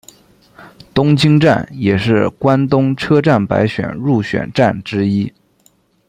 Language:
Chinese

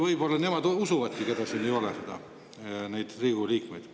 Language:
Estonian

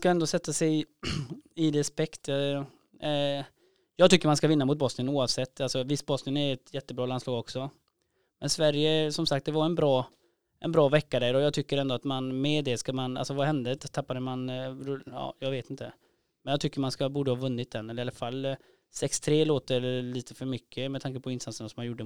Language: Swedish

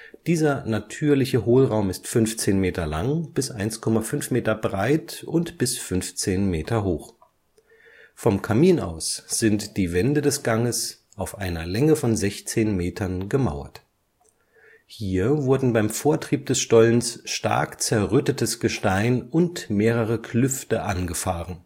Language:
German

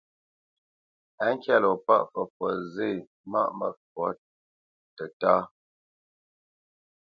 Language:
Bamenyam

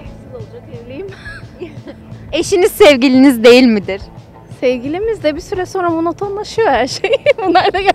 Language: Turkish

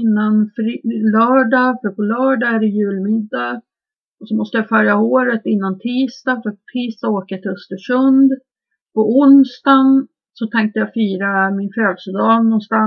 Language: Swedish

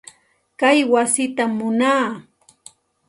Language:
Santa Ana de Tusi Pasco Quechua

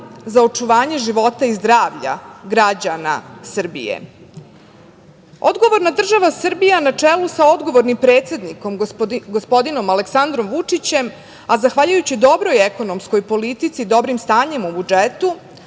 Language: Serbian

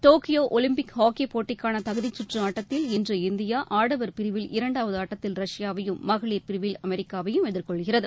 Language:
Tamil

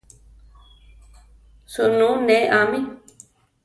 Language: Central Tarahumara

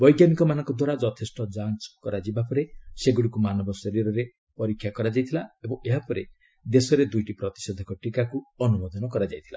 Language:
Odia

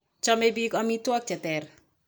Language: Kalenjin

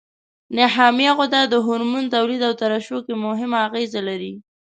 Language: Pashto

